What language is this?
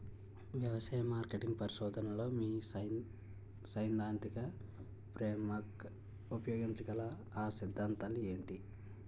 Telugu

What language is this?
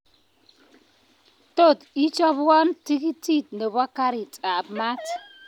Kalenjin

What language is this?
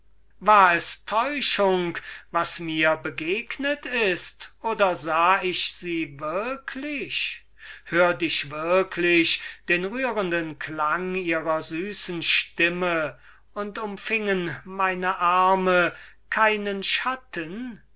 German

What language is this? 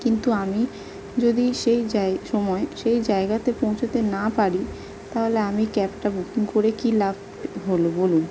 Bangla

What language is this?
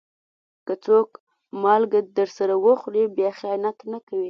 Pashto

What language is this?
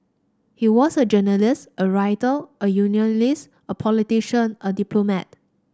English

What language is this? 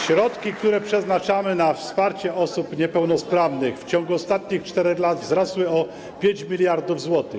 Polish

